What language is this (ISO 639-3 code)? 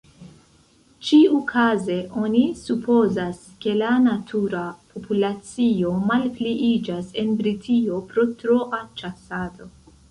epo